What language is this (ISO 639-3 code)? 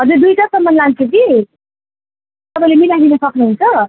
nep